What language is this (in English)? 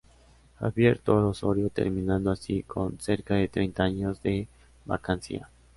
Spanish